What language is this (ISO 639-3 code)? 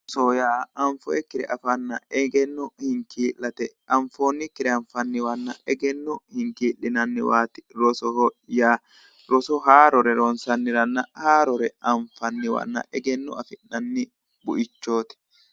sid